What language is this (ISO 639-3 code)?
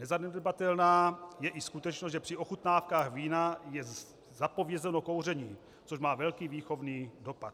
ces